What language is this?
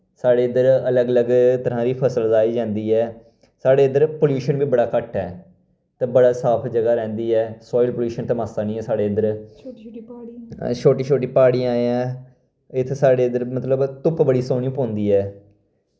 Dogri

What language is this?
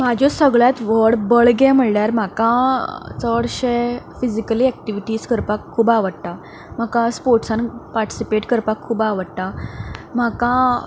Konkani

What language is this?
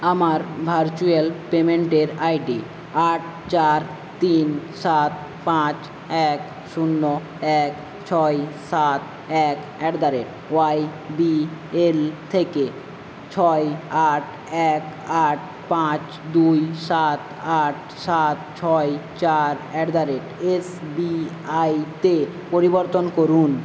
Bangla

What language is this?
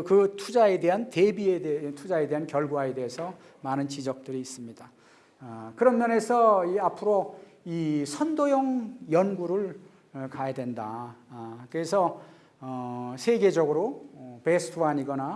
Korean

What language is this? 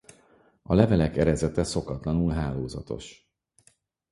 Hungarian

